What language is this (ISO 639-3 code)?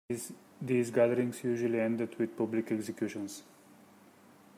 eng